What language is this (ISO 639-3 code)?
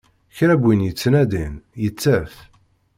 kab